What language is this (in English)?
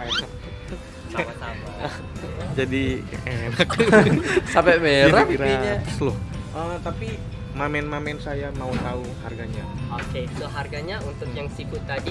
Indonesian